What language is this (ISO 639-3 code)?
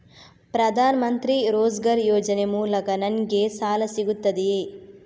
kan